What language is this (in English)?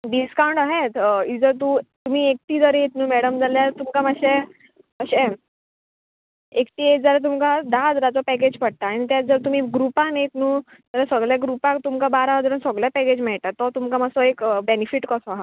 Konkani